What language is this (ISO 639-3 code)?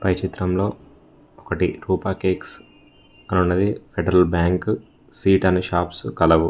tel